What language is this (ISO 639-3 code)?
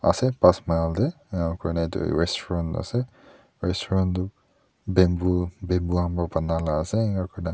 nag